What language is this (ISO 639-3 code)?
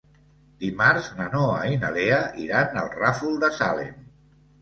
cat